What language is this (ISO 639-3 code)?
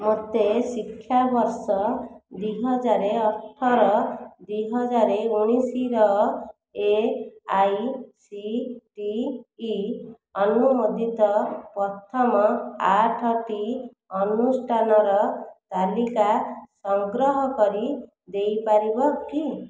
ori